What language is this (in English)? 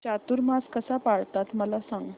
Marathi